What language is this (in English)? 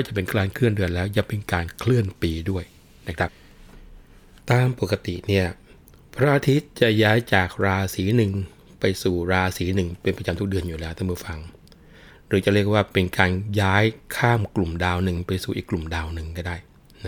Thai